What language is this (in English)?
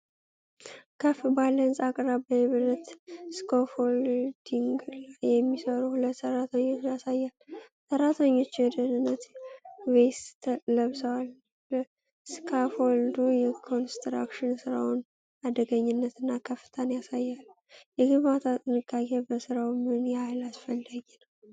Amharic